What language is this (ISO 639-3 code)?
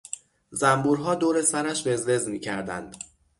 fas